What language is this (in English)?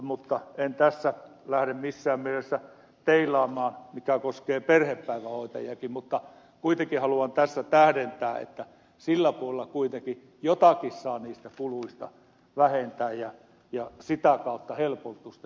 Finnish